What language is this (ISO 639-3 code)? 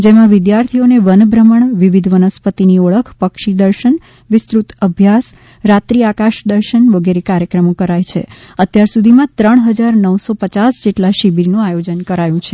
guj